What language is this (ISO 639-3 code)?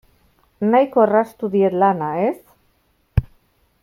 eus